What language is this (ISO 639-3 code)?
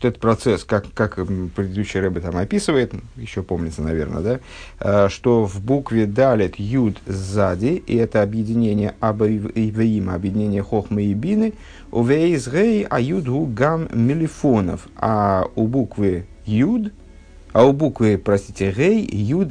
rus